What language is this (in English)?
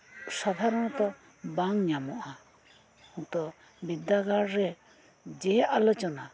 Santali